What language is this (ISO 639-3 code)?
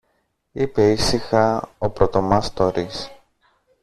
ell